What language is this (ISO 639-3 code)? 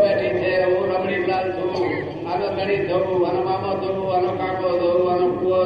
guj